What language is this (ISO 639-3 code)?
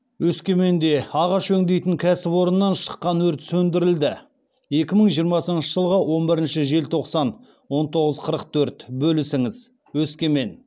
kaz